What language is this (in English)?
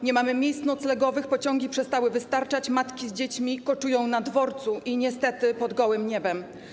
Polish